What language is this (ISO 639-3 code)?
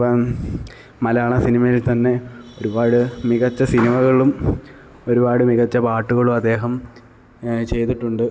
mal